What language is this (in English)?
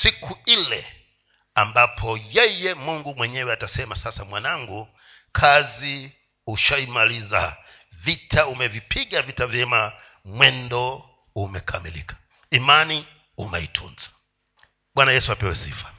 Swahili